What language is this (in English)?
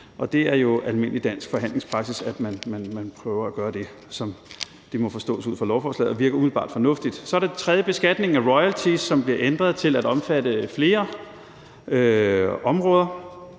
Danish